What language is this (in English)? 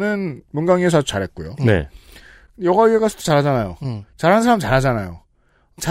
Korean